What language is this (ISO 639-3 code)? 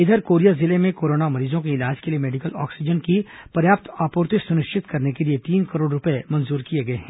hin